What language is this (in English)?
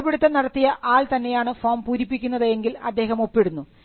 Malayalam